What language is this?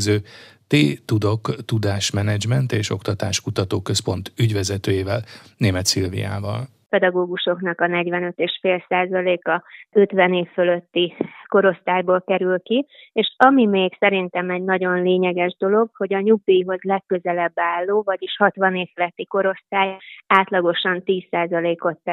Hungarian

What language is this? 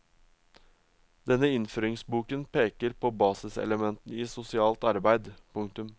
Norwegian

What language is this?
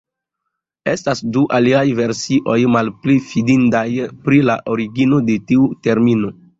Esperanto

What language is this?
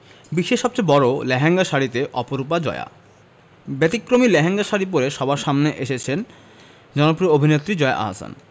Bangla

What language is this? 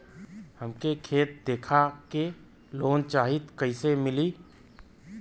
Bhojpuri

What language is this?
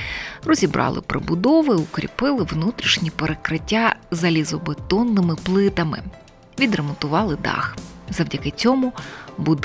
Ukrainian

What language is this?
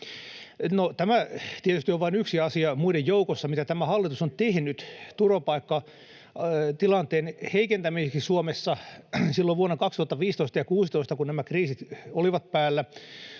Finnish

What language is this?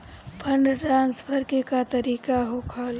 Bhojpuri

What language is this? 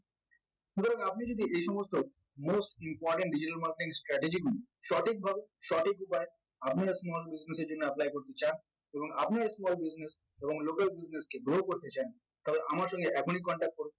Bangla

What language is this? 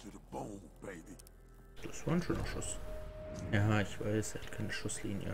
German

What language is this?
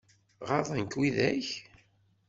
Kabyle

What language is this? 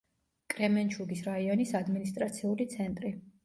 Georgian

